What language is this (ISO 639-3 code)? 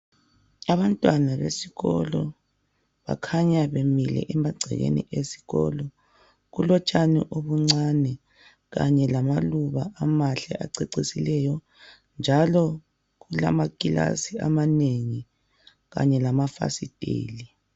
nde